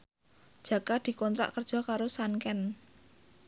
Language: Javanese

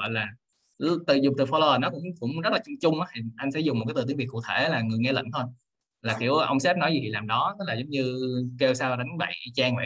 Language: Vietnamese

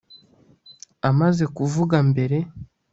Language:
Kinyarwanda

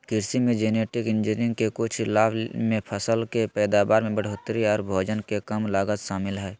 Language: Magahi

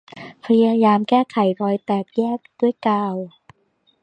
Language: Thai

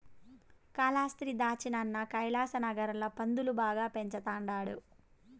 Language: Telugu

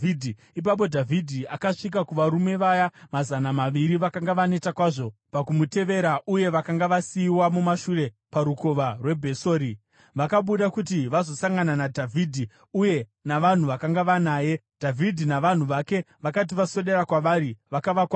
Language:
Shona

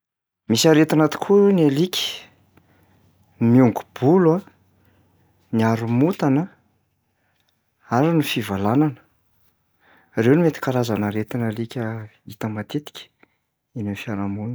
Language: Malagasy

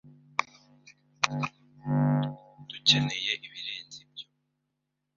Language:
Kinyarwanda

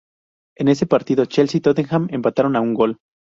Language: Spanish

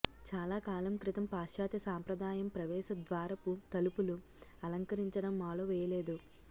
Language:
Telugu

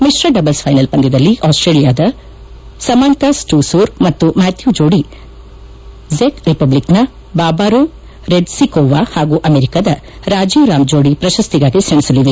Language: Kannada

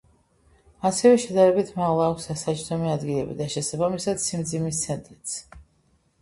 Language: Georgian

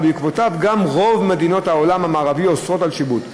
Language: Hebrew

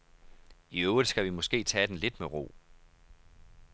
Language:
Danish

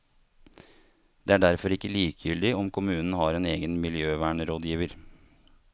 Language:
Norwegian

